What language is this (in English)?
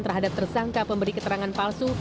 Indonesian